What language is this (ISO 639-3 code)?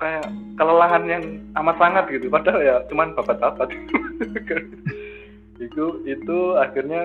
ind